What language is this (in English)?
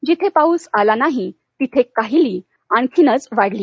Marathi